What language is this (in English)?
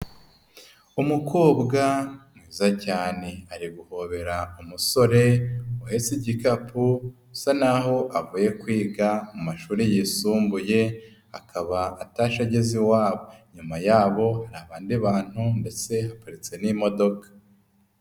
Kinyarwanda